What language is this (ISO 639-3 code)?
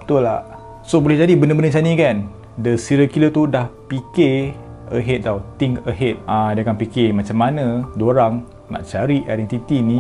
msa